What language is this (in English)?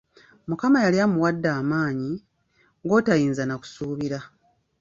Ganda